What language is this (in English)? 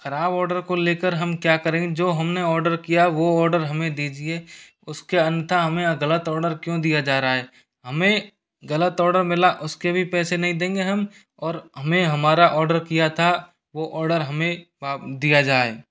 Hindi